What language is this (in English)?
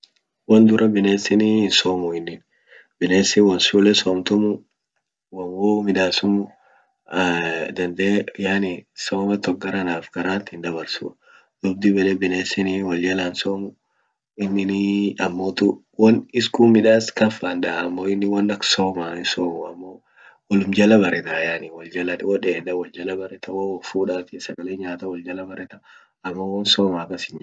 Orma